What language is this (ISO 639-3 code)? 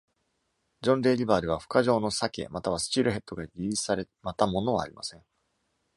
jpn